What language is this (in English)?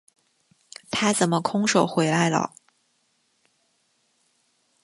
Chinese